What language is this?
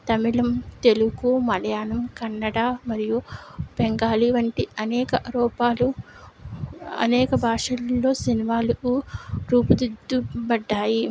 Telugu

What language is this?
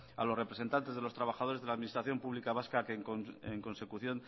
Spanish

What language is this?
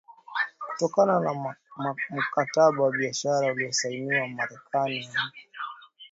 Swahili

